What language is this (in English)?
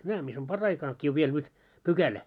Finnish